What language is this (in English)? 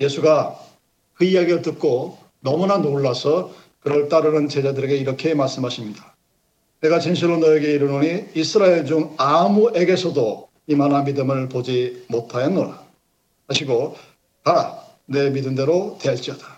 Korean